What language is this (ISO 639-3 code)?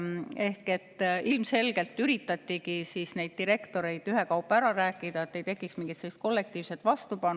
est